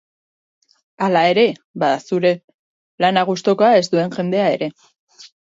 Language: Basque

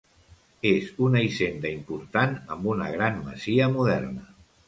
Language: Catalan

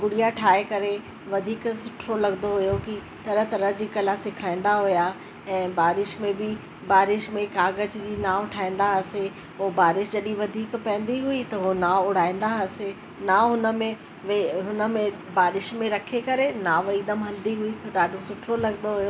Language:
Sindhi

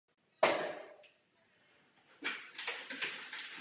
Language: Czech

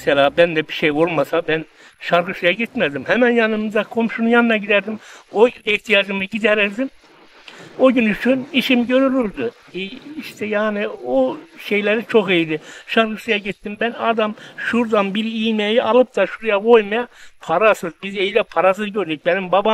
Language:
Turkish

